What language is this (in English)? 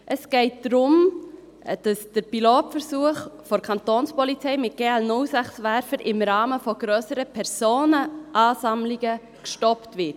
Swiss German